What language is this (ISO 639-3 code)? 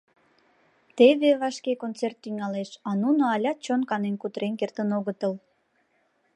chm